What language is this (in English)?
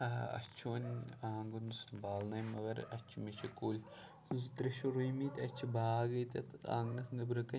Kashmiri